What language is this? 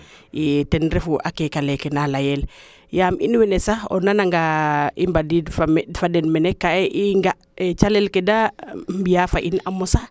Serer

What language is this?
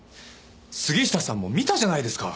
Japanese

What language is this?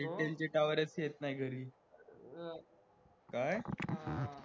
Marathi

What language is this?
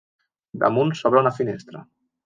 Catalan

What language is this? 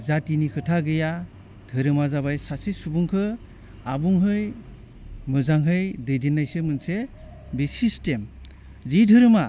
Bodo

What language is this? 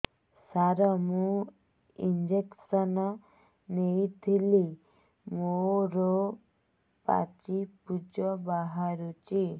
Odia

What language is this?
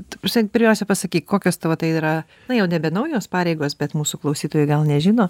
Lithuanian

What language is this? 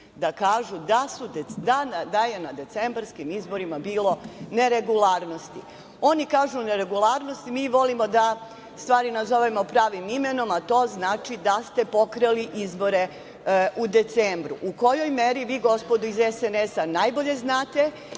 Serbian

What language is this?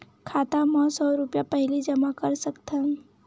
Chhattisgarhi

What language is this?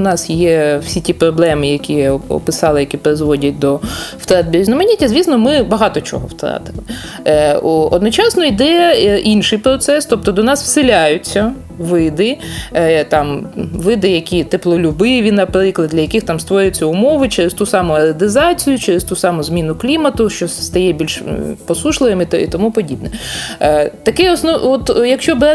Ukrainian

